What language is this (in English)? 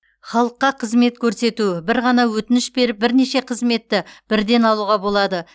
Kazakh